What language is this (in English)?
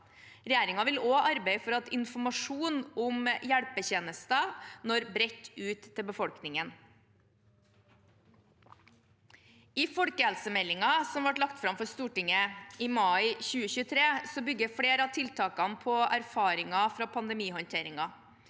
Norwegian